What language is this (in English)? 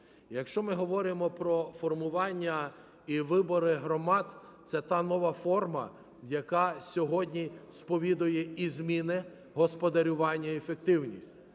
Ukrainian